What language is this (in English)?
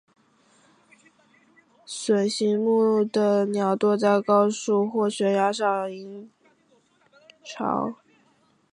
Chinese